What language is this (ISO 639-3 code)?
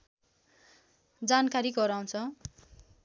nep